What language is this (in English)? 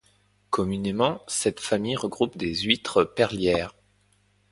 French